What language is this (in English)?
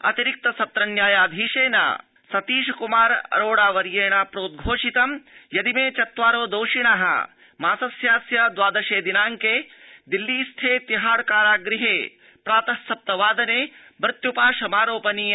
Sanskrit